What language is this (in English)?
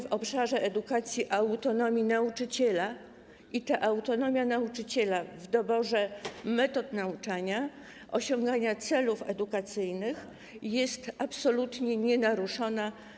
Polish